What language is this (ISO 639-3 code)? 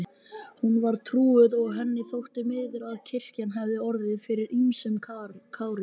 isl